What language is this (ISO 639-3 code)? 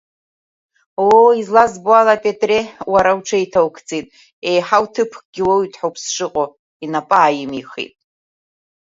abk